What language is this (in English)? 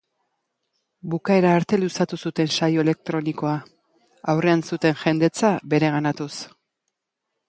Basque